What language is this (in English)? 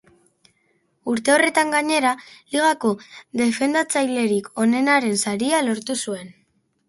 Basque